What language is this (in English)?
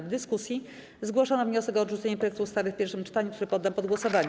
Polish